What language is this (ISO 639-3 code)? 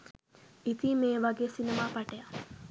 sin